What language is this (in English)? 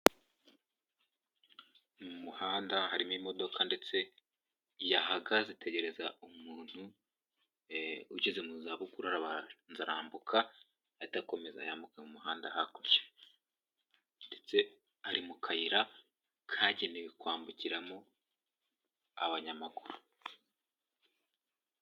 Kinyarwanda